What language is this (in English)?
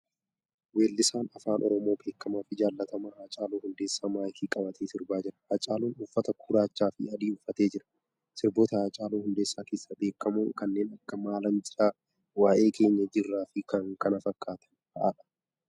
Oromo